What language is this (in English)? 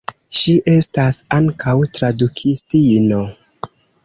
Esperanto